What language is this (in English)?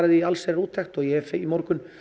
Icelandic